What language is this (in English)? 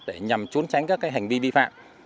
Vietnamese